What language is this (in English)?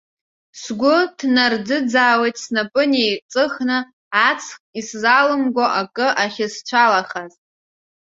Abkhazian